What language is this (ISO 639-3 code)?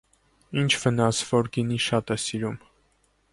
hye